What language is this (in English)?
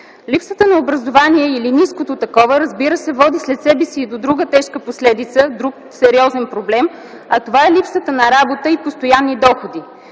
Bulgarian